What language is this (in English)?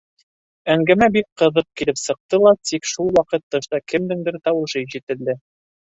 Bashkir